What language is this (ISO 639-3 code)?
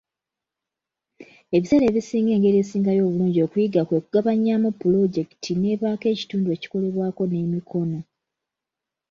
lug